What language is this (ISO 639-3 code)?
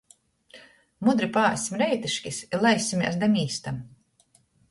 ltg